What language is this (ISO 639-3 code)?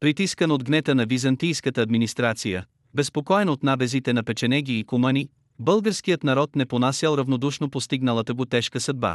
bul